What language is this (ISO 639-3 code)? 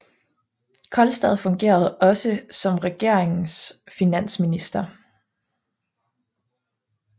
dan